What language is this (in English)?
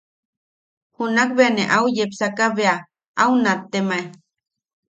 Yaqui